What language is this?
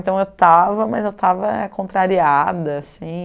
Portuguese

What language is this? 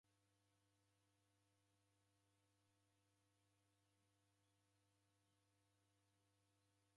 Taita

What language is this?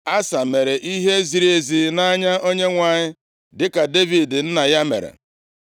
Igbo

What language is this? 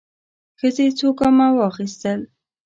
Pashto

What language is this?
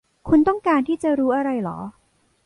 Thai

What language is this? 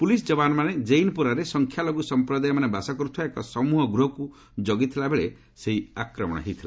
Odia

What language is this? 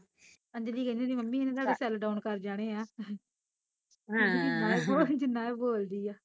Punjabi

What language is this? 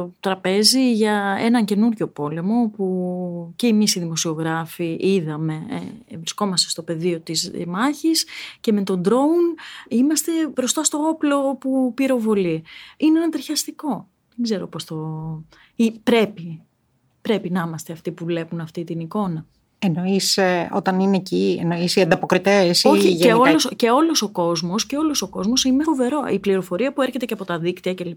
Greek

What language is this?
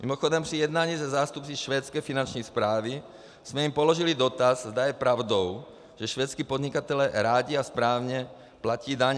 Czech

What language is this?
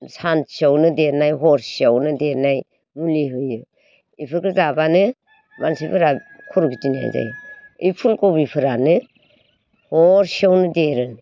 Bodo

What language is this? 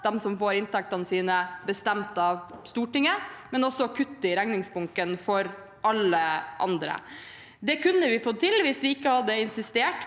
Norwegian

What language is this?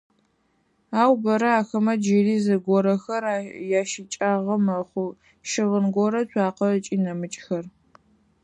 Adyghe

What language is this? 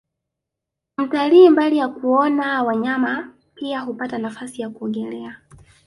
Swahili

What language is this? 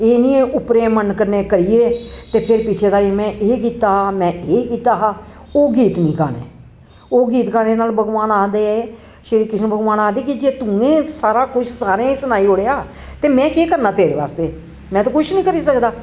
Dogri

